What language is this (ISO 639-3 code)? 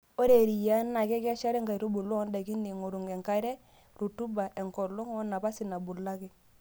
mas